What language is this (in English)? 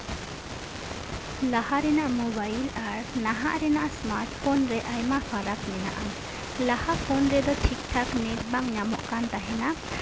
Santali